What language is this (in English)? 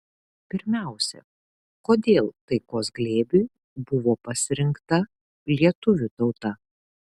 Lithuanian